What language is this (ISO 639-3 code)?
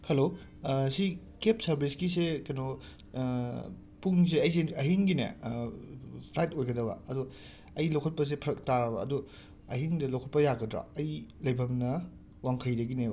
mni